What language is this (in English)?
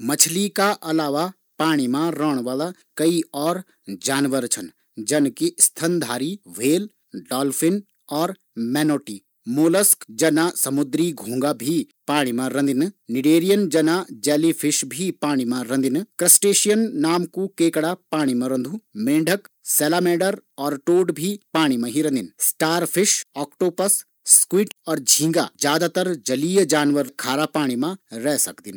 Garhwali